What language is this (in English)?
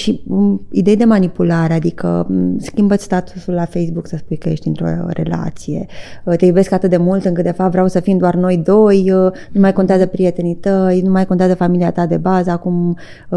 Romanian